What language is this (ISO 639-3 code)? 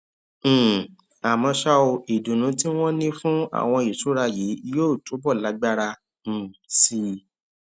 yor